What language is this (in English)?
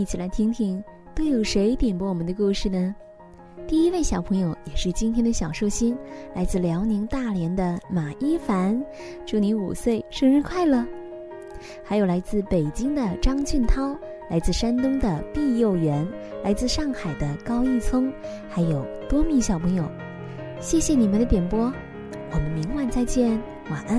Chinese